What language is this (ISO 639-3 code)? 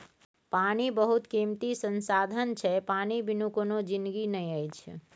mai